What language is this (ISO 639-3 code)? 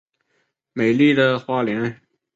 zho